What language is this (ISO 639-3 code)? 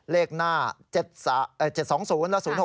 tha